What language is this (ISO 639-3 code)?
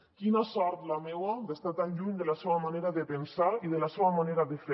cat